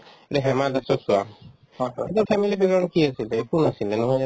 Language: Assamese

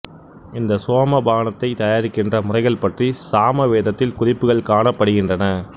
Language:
Tamil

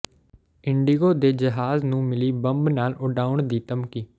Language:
Punjabi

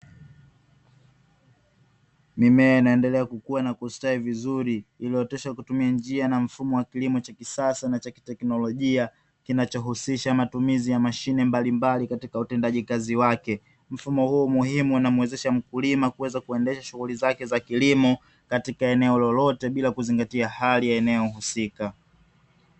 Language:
Swahili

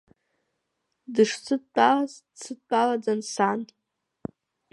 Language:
Abkhazian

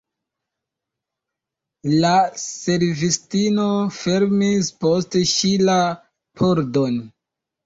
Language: Esperanto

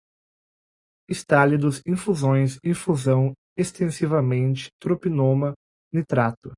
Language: Portuguese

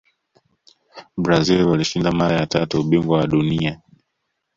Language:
Swahili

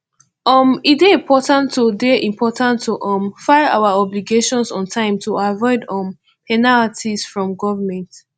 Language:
Nigerian Pidgin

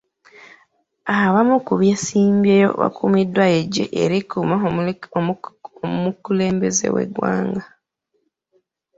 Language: Ganda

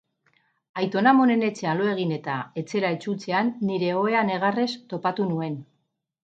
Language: Basque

